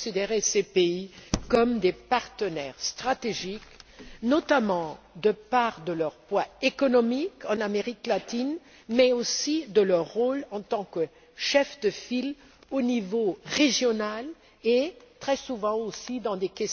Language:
French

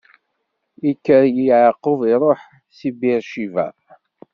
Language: Kabyle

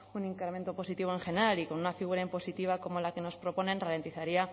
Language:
Spanish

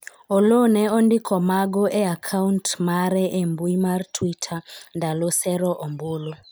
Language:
Luo (Kenya and Tanzania)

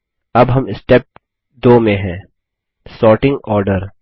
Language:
Hindi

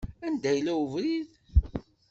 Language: Kabyle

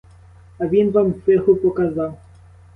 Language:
Ukrainian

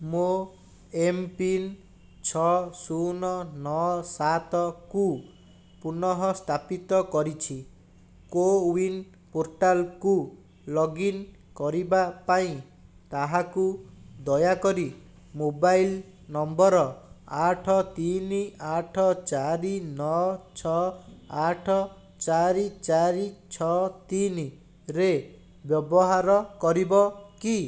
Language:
Odia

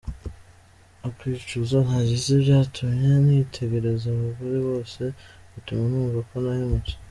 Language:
Kinyarwanda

